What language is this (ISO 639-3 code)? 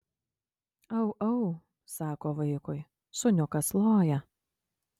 lit